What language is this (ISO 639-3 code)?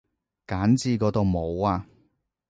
yue